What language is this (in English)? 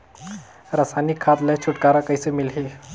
Chhattisgarhi